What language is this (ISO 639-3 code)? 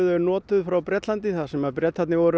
isl